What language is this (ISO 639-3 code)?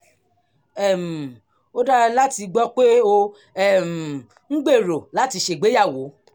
yor